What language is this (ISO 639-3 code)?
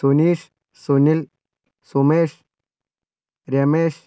mal